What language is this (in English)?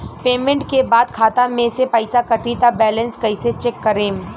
Bhojpuri